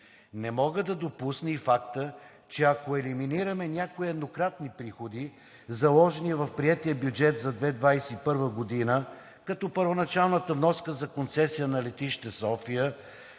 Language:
Bulgarian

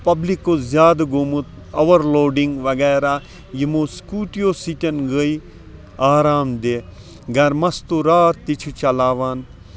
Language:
Kashmiri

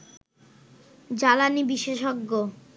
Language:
Bangla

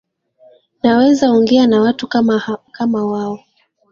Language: Swahili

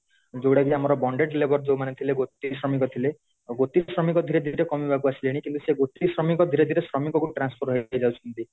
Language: Odia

